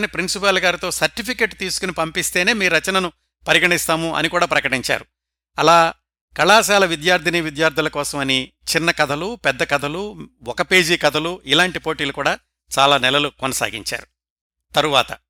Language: Telugu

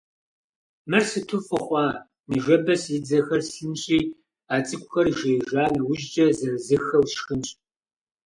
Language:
Kabardian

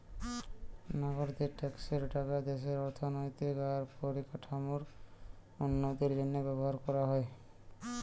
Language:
Bangla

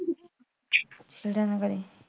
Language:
Punjabi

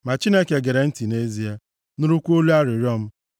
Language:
Igbo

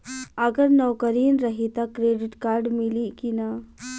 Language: Bhojpuri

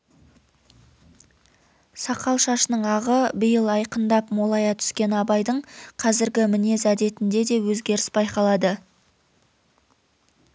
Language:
Kazakh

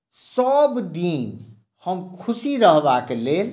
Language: Maithili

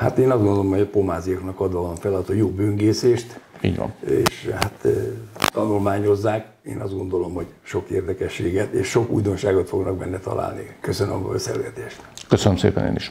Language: Hungarian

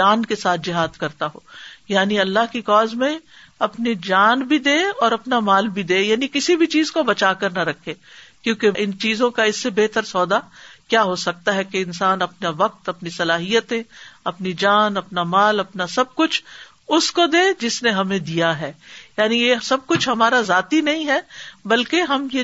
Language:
Urdu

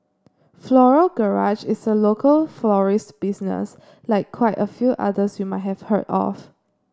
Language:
English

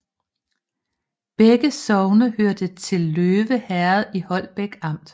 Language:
Danish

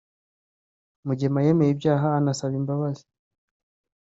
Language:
Kinyarwanda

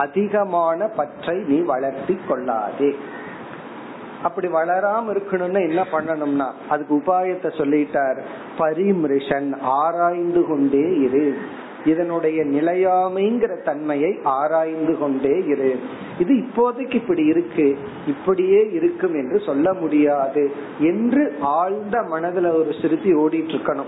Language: Tamil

